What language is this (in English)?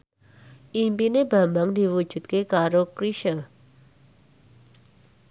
Javanese